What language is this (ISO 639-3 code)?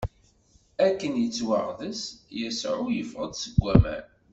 kab